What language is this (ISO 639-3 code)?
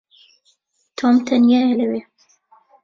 ckb